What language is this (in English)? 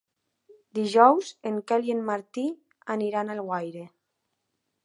Catalan